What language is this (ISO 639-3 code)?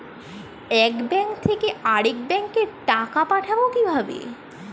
ben